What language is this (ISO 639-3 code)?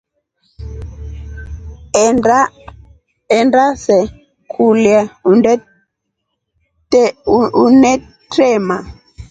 rof